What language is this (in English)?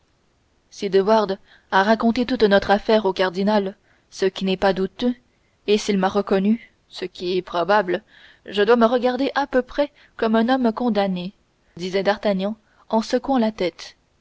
French